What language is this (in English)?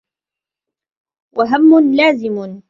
Arabic